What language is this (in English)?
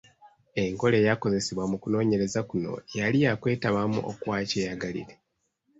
Ganda